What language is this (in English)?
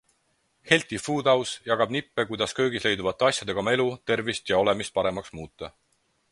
Estonian